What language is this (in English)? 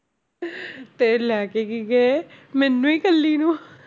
Punjabi